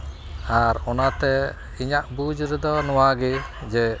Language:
Santali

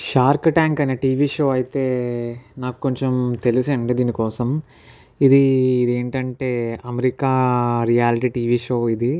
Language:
Telugu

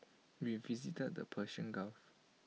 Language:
English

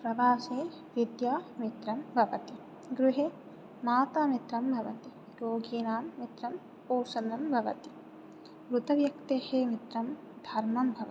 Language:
Sanskrit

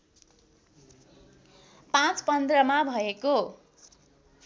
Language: Nepali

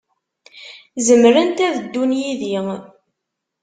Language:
Kabyle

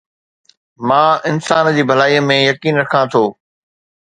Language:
Sindhi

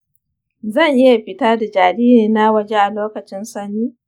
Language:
Hausa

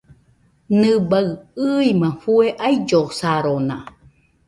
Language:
Nüpode Huitoto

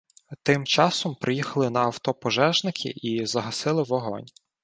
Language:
Ukrainian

